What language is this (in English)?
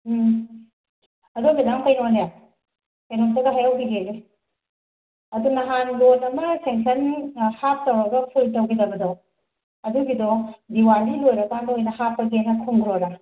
Manipuri